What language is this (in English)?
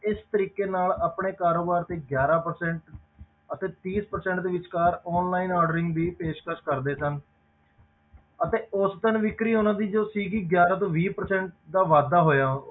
Punjabi